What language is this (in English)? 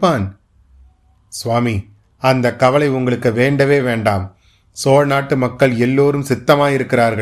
Tamil